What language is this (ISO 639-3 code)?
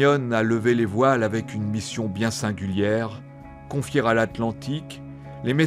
fra